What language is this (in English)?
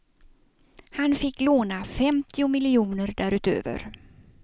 Swedish